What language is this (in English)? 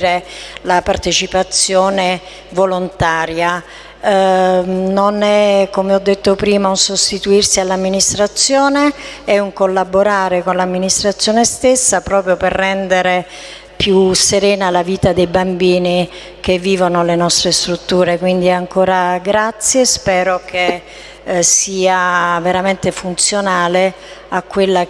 Italian